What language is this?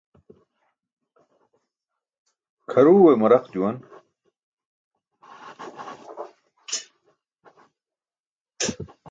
Burushaski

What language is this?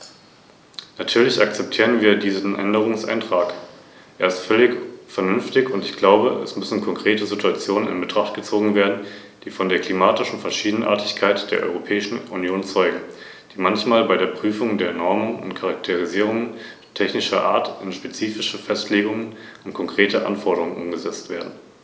German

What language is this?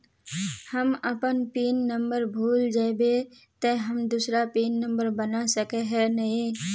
Magahi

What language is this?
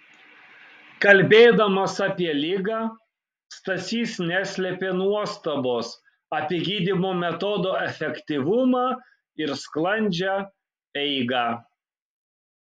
Lithuanian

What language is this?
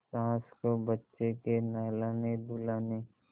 Hindi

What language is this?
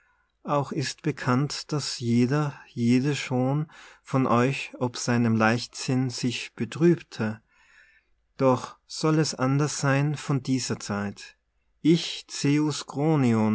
German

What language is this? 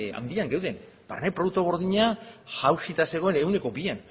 Basque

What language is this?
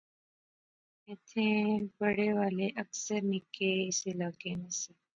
Pahari-Potwari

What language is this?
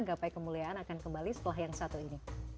Indonesian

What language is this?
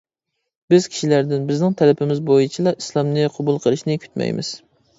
Uyghur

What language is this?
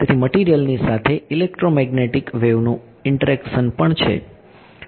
Gujarati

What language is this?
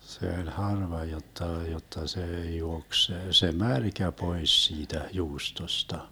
Finnish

